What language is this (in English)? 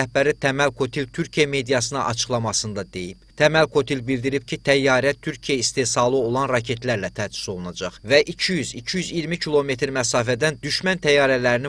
Turkish